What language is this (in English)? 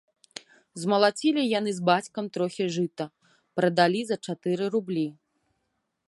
Belarusian